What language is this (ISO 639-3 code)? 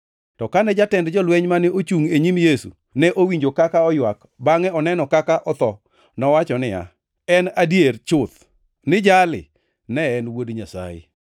luo